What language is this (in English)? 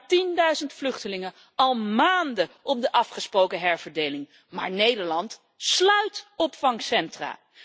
Dutch